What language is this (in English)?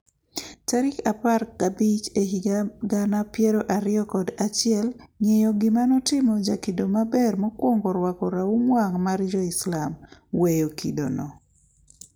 Luo (Kenya and Tanzania)